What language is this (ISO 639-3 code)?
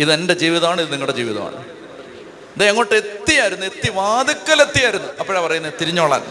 mal